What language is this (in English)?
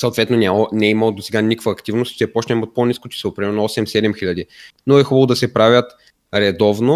Bulgarian